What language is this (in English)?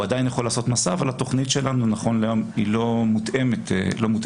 Hebrew